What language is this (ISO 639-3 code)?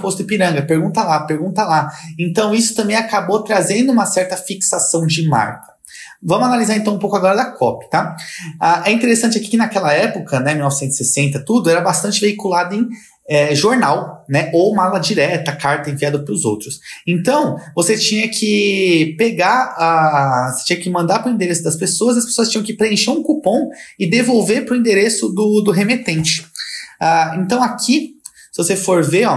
por